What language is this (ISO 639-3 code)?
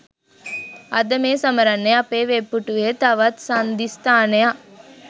sin